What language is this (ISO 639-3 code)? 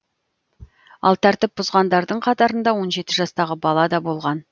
kaz